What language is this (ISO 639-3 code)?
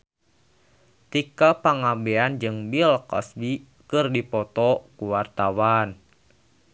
sun